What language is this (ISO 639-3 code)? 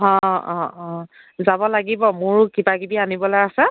asm